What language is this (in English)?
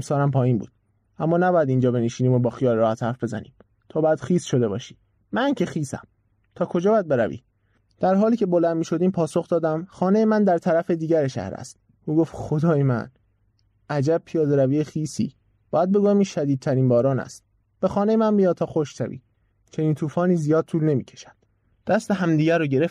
Persian